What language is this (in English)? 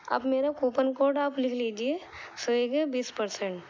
Urdu